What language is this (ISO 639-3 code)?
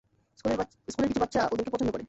ben